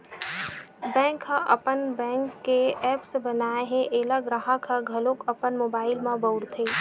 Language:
Chhattisgarhi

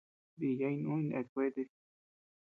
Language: Tepeuxila Cuicatec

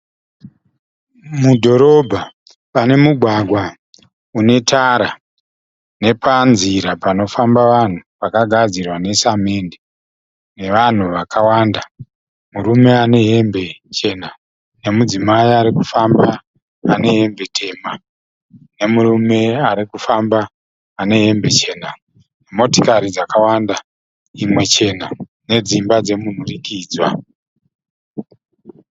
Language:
Shona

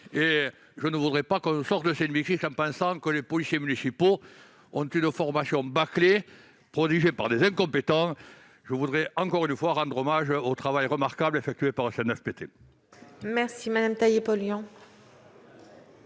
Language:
French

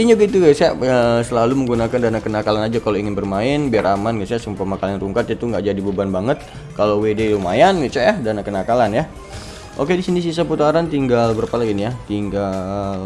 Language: Indonesian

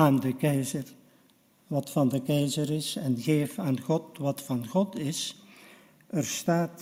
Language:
Dutch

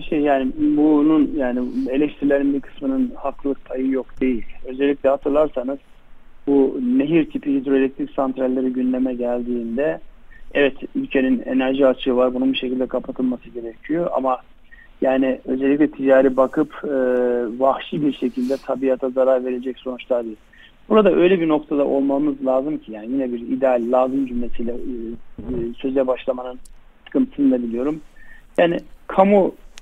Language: Turkish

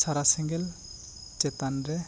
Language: Santali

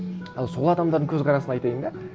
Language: Kazakh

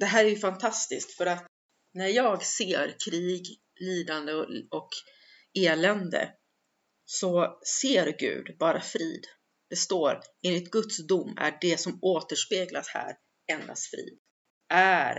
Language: Swedish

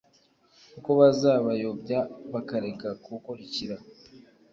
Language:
Kinyarwanda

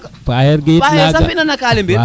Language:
Serer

